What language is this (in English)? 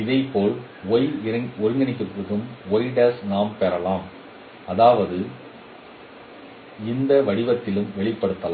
Tamil